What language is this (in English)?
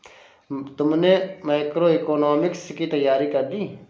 Hindi